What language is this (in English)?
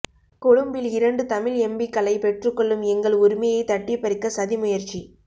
Tamil